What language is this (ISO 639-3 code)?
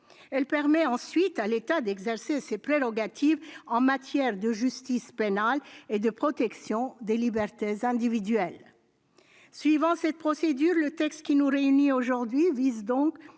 fra